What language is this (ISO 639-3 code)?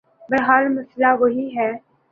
urd